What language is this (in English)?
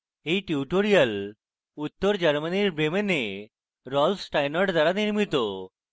Bangla